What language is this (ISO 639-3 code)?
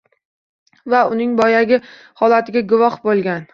uzb